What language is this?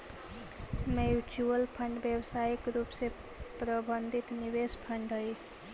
Magahi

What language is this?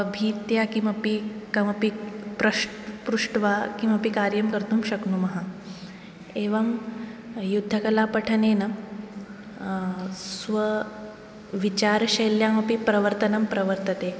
Sanskrit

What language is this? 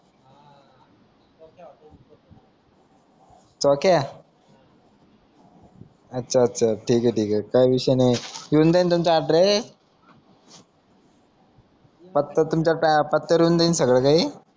Marathi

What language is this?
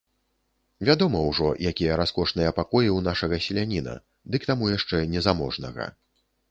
Belarusian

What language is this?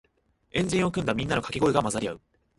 Japanese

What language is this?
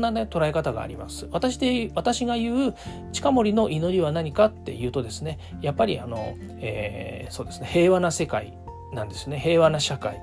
Japanese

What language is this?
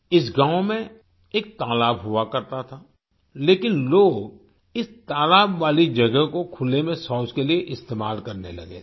Hindi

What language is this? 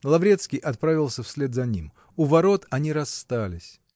Russian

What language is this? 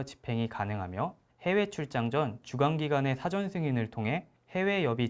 Korean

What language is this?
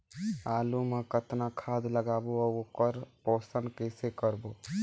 Chhattisgarhi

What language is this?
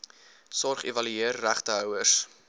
Afrikaans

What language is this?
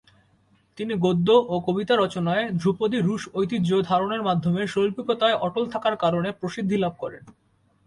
Bangla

